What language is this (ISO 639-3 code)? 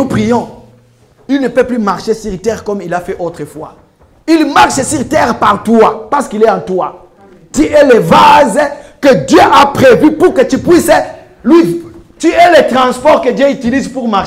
fra